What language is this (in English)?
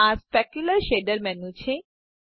Gujarati